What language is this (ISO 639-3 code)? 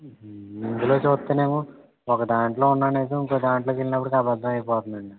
tel